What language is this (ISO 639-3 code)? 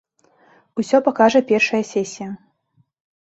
bel